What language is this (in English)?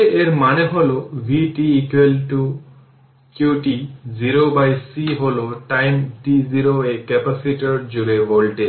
Bangla